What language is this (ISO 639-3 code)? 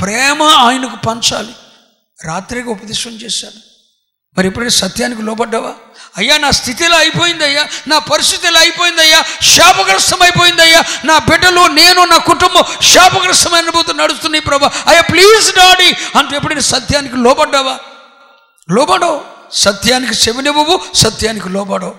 tel